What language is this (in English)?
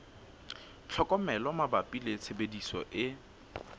Southern Sotho